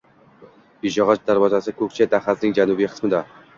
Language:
Uzbek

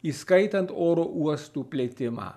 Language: Lithuanian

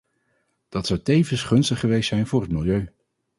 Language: Dutch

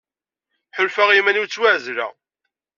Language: Kabyle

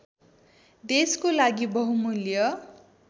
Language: Nepali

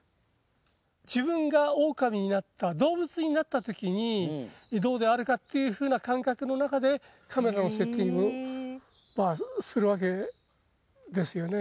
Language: Japanese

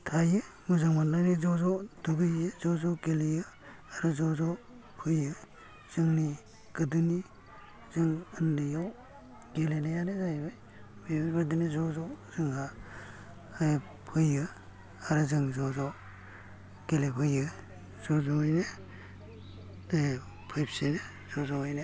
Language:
Bodo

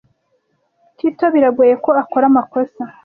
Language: Kinyarwanda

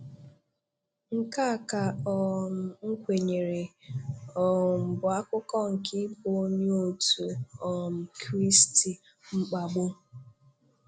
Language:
Igbo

